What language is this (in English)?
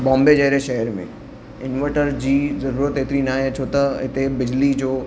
Sindhi